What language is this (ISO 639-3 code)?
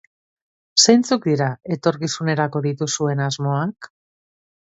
eus